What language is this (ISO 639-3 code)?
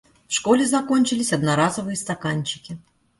rus